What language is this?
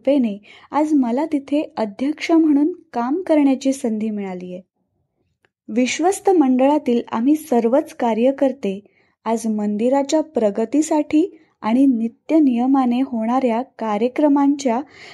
Marathi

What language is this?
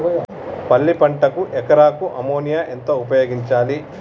Telugu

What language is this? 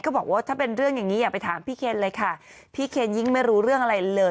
Thai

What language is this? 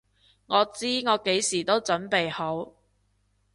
Cantonese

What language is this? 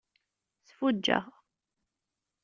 Kabyle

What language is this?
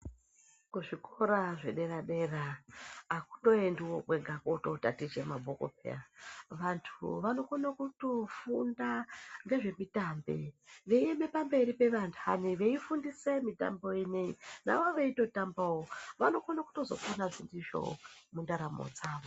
Ndau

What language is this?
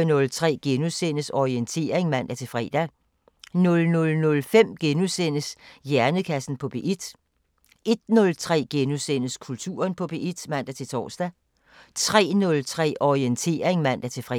Danish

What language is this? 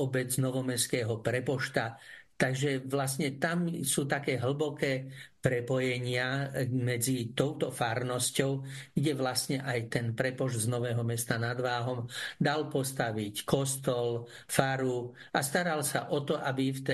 Slovak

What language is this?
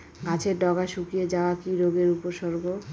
Bangla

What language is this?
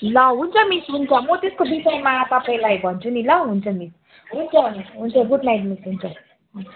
Nepali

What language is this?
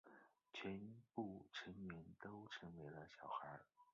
Chinese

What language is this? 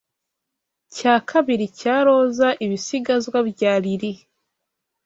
Kinyarwanda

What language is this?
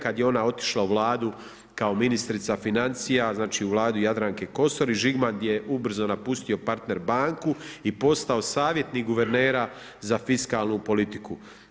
Croatian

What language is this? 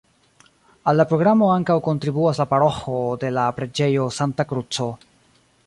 Esperanto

